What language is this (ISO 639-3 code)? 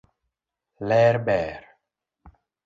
luo